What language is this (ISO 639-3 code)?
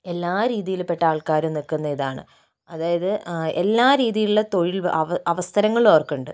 mal